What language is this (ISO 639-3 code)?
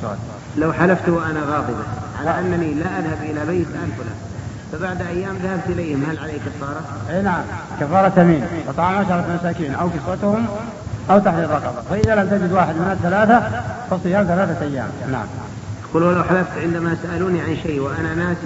ara